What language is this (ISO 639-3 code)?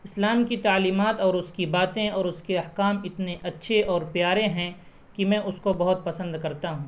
urd